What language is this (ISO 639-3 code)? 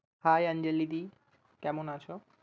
ben